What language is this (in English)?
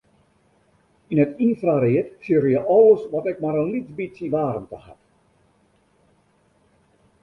Western Frisian